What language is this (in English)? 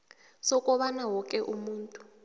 South Ndebele